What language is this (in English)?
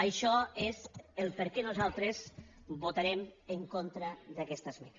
Catalan